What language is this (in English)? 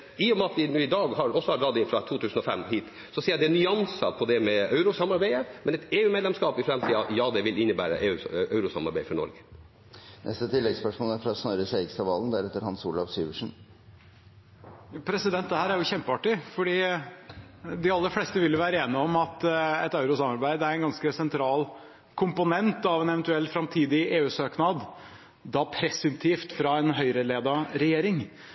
Norwegian